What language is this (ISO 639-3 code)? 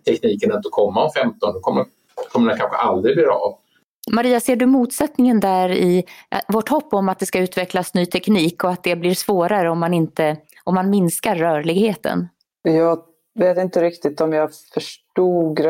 swe